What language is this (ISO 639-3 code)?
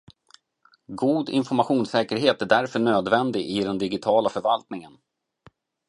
swe